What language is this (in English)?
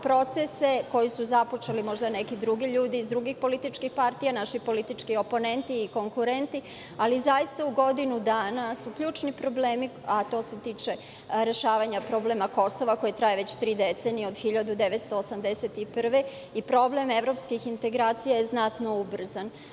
Serbian